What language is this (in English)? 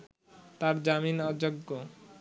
Bangla